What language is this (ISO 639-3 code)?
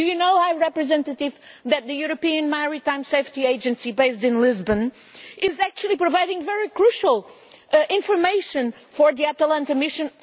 eng